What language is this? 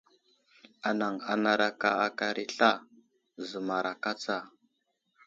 Wuzlam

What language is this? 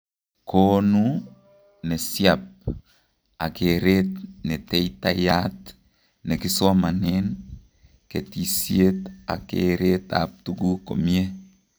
Kalenjin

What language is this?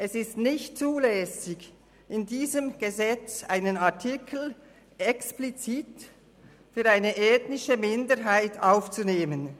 Swiss German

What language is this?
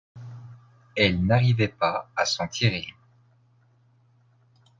French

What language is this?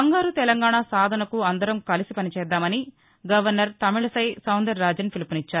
Telugu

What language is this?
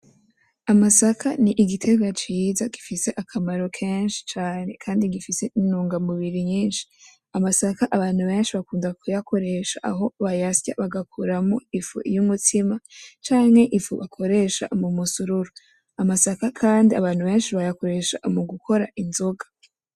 Rundi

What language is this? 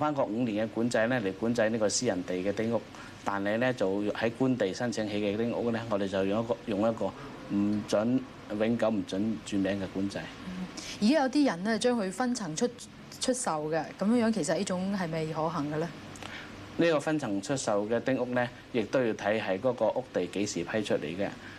Chinese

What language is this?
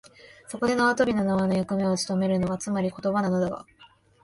Japanese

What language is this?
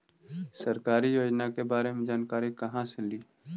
Magahi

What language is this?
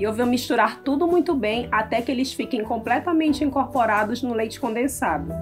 Portuguese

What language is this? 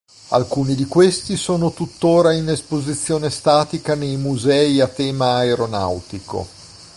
Italian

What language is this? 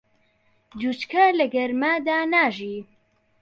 Central Kurdish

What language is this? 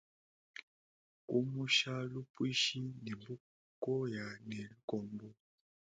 Luba-Lulua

